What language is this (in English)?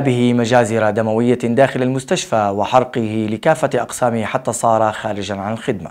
Arabic